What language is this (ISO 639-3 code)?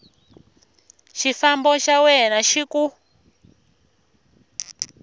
tso